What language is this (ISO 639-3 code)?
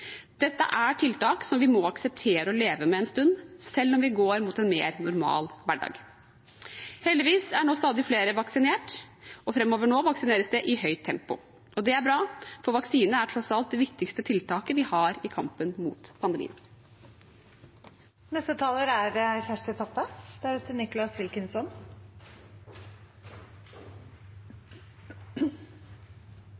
nor